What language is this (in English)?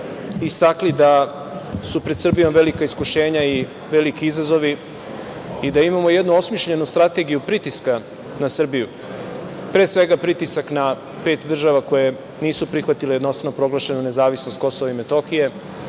Serbian